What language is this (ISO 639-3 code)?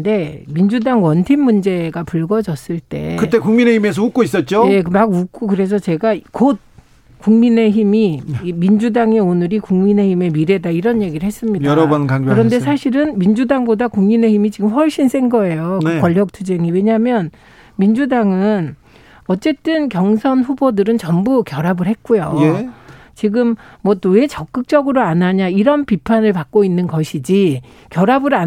kor